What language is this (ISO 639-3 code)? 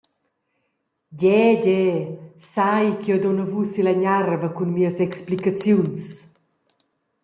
roh